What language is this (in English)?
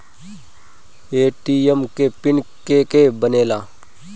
Bhojpuri